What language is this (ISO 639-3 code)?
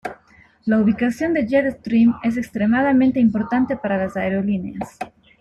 spa